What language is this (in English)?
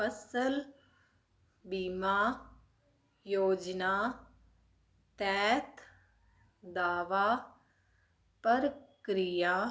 Punjabi